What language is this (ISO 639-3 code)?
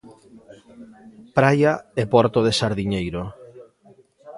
glg